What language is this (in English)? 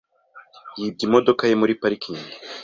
Kinyarwanda